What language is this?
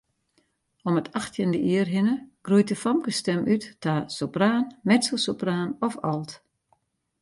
Western Frisian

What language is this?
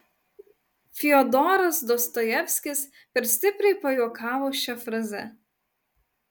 Lithuanian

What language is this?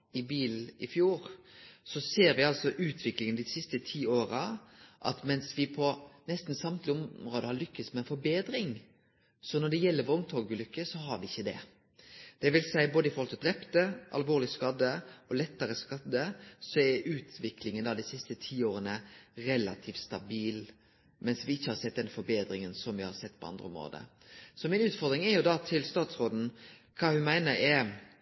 Norwegian Nynorsk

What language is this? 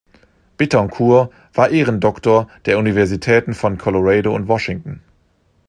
German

